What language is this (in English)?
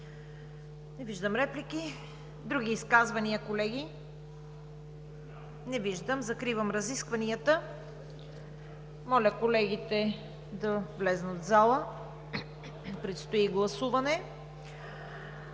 Bulgarian